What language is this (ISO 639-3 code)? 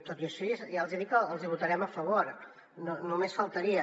cat